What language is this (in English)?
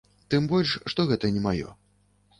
Belarusian